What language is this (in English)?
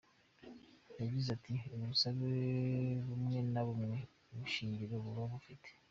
Kinyarwanda